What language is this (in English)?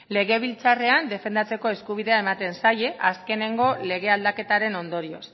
Basque